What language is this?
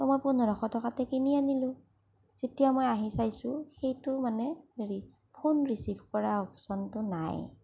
Assamese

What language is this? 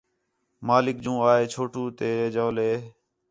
Khetrani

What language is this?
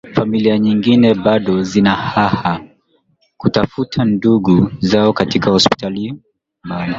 Swahili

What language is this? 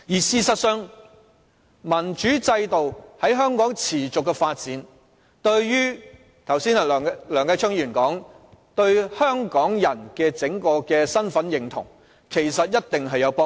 Cantonese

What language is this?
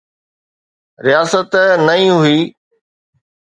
Sindhi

